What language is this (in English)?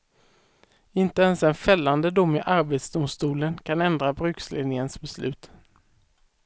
Swedish